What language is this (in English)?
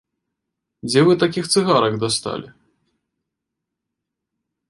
Belarusian